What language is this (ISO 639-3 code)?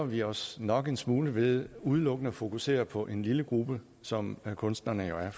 dan